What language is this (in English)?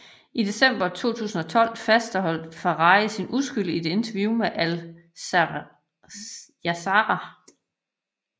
Danish